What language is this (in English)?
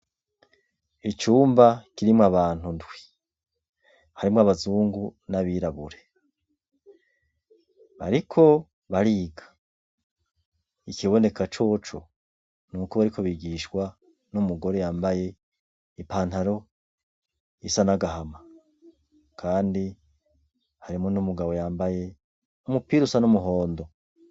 Rundi